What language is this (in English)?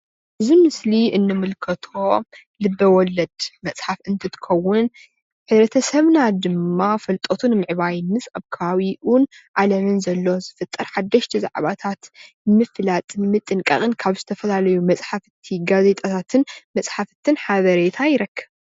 Tigrinya